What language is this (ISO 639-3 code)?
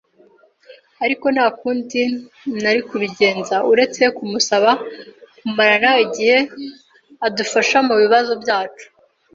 kin